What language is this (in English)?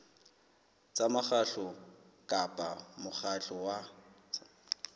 Southern Sotho